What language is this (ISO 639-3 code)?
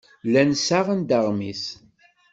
kab